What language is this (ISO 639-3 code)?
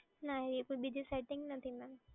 guj